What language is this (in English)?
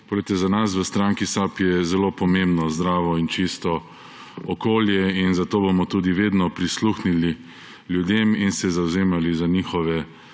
Slovenian